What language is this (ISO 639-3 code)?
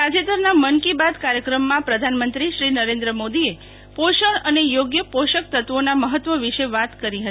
guj